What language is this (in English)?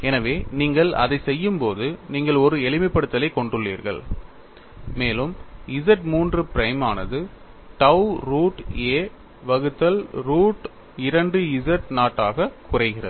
Tamil